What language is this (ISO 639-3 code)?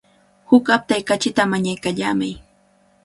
qvl